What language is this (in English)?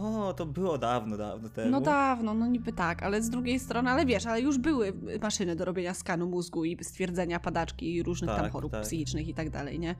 Polish